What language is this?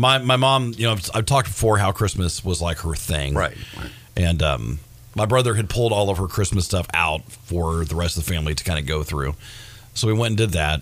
English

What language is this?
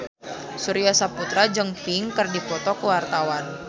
Sundanese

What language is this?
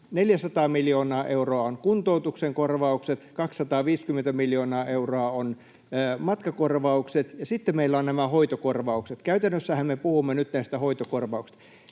Finnish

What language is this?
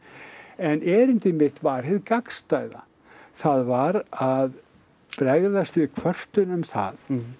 Icelandic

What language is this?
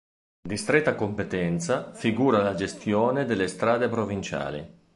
Italian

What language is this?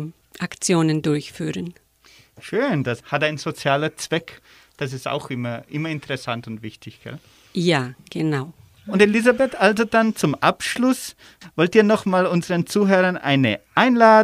German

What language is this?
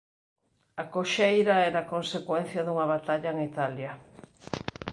Galician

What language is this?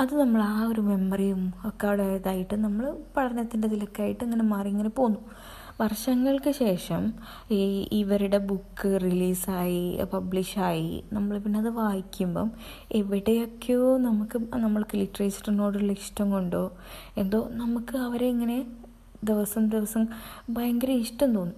Malayalam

